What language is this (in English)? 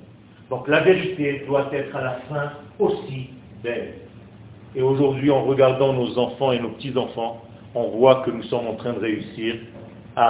French